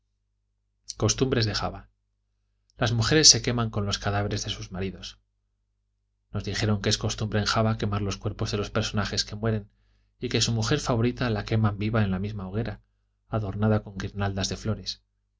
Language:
Spanish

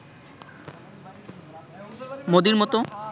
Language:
Bangla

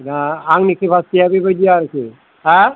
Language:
Bodo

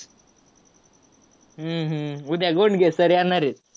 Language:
Marathi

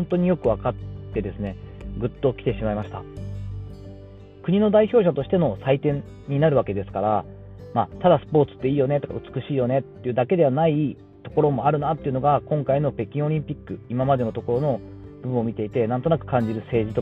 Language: Japanese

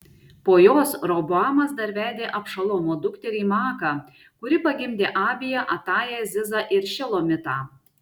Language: Lithuanian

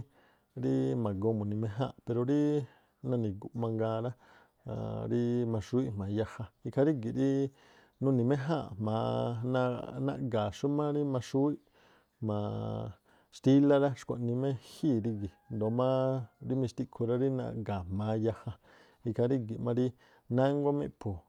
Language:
Tlacoapa Me'phaa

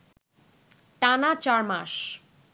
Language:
Bangla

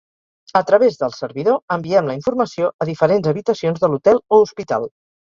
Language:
Catalan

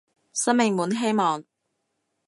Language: Cantonese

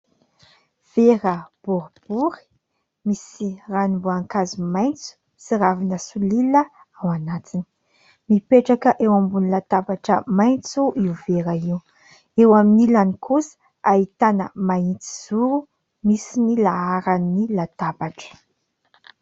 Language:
Malagasy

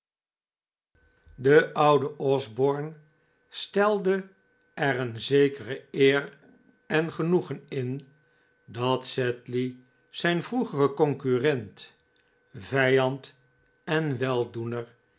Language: Dutch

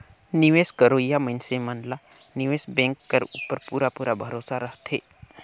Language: Chhattisgarhi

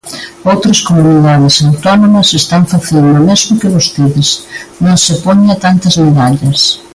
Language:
Galician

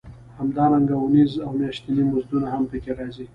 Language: Pashto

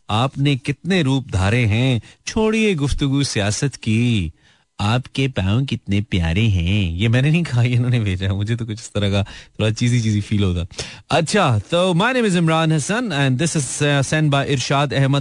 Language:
Hindi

